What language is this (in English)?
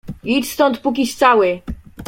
Polish